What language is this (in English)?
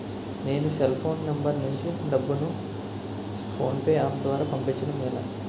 Telugu